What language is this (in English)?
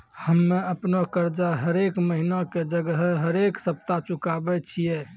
Maithili